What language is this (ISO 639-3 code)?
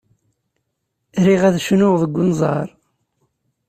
kab